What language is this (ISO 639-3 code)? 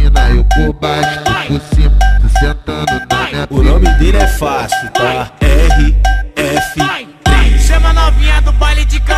por